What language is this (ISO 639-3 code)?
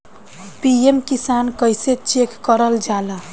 bho